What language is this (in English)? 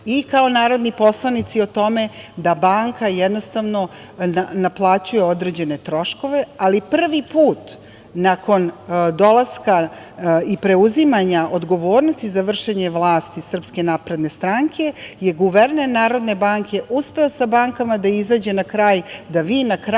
Serbian